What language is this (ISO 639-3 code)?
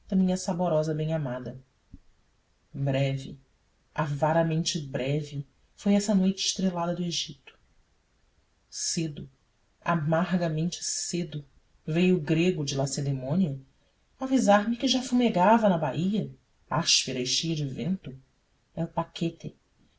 por